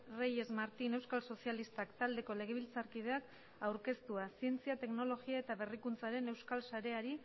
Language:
Basque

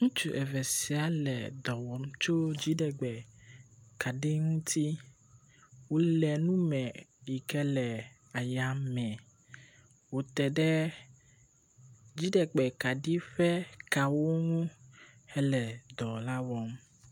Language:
Ewe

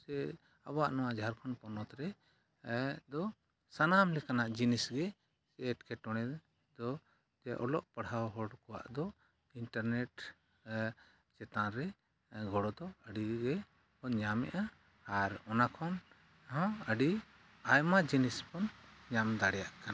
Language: Santali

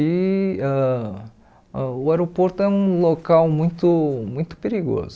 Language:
Portuguese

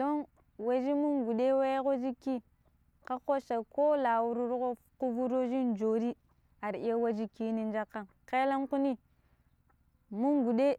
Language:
Pero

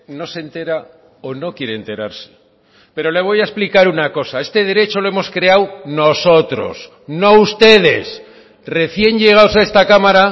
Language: Spanish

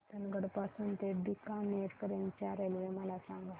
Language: Marathi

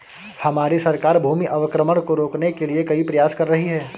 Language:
Hindi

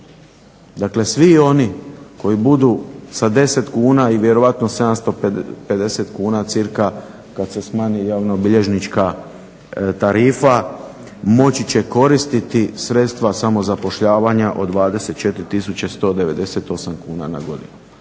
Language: Croatian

